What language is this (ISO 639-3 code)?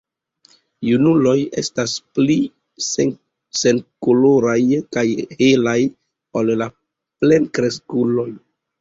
epo